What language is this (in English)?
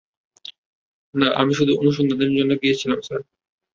Bangla